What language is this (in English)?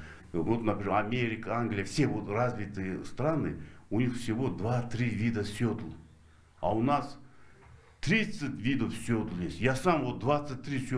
Russian